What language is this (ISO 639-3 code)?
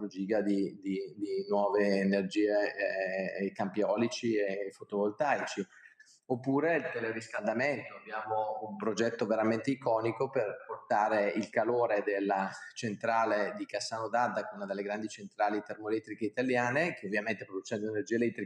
ita